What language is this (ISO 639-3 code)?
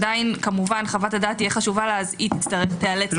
heb